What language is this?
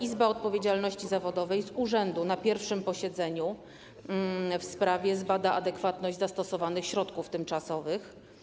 Polish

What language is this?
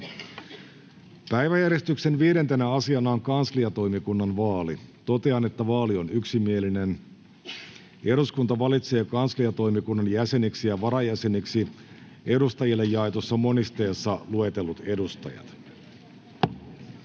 Finnish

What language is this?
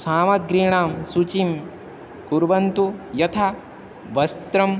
Sanskrit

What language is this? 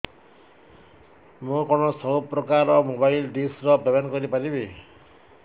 Odia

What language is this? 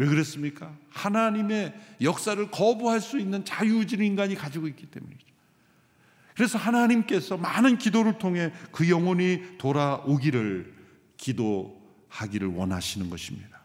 Korean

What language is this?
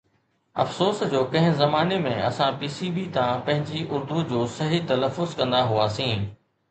Sindhi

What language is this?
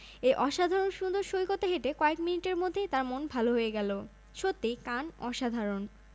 Bangla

